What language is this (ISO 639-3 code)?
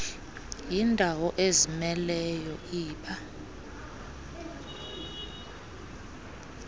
xho